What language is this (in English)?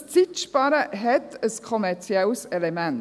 Swiss German